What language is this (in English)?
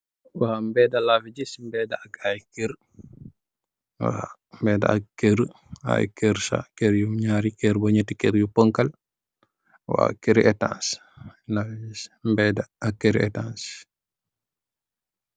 Wolof